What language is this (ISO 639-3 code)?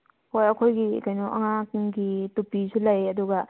mni